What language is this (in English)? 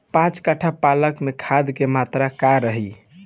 Bhojpuri